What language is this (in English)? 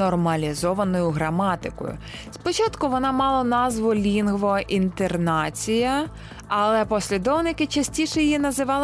Ukrainian